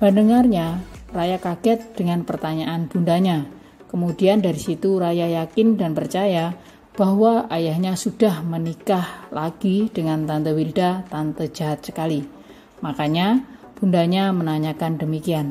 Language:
Indonesian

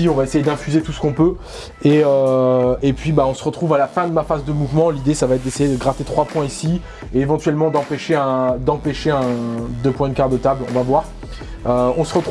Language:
French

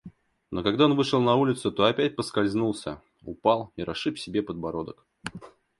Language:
Russian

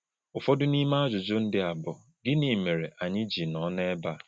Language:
Igbo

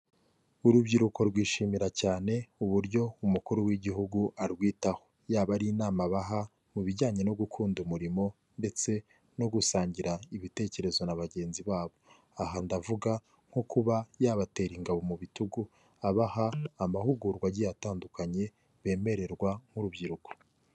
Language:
Kinyarwanda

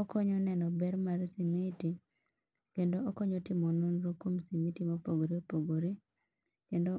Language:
Luo (Kenya and Tanzania)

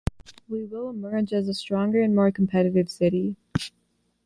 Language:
English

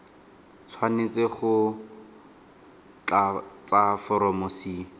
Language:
Tswana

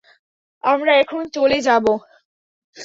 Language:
Bangla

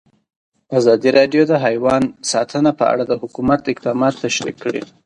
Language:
Pashto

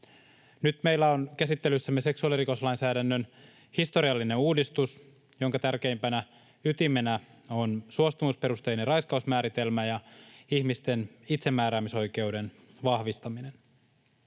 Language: Finnish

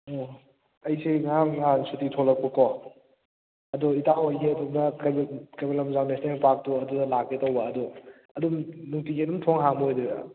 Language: Manipuri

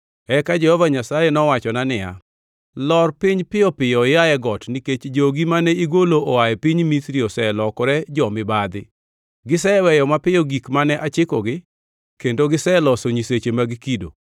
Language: Luo (Kenya and Tanzania)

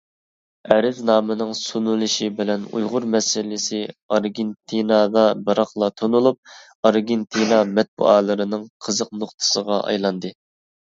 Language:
Uyghur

